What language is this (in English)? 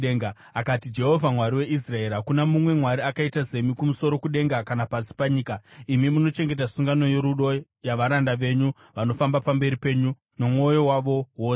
Shona